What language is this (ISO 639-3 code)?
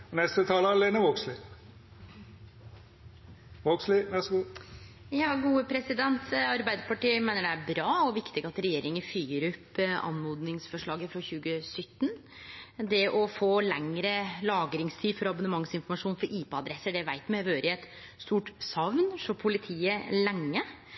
nno